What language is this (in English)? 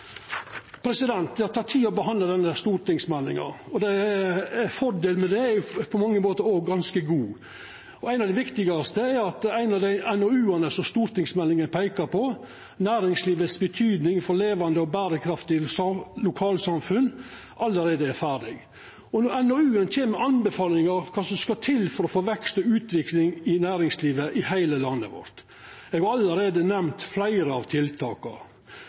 Norwegian Nynorsk